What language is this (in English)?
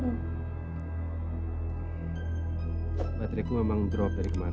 Indonesian